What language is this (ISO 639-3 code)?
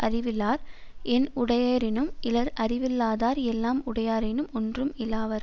tam